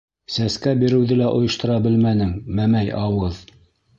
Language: Bashkir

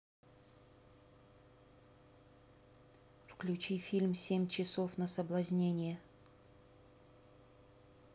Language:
Russian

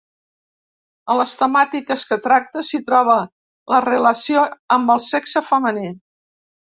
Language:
Catalan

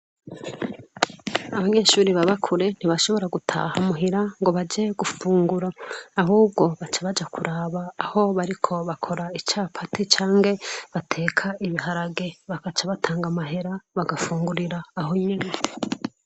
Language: Rundi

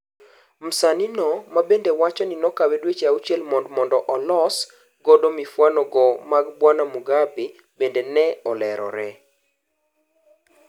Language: Luo (Kenya and Tanzania)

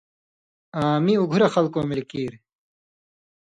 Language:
Indus Kohistani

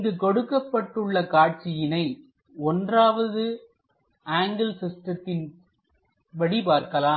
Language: Tamil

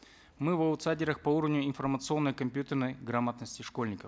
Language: Kazakh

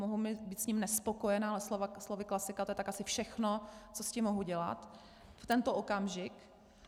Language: Czech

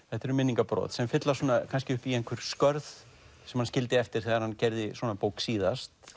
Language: Icelandic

